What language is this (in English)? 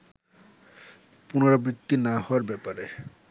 Bangla